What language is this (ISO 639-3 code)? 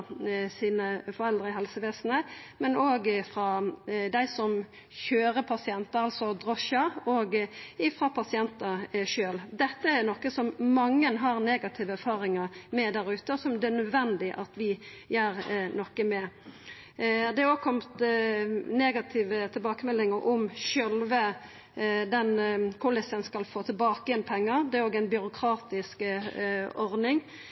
nno